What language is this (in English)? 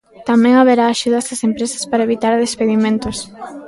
Galician